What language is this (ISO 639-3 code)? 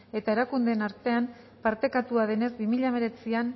eus